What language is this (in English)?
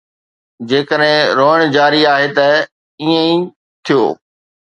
Sindhi